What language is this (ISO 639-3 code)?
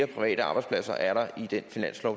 dan